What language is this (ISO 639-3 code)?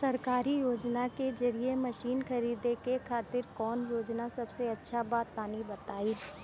bho